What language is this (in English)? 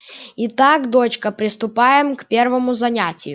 Russian